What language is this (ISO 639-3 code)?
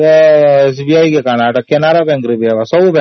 ori